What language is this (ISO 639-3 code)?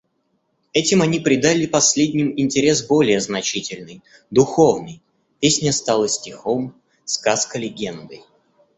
rus